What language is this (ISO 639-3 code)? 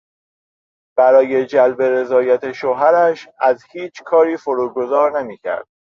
fas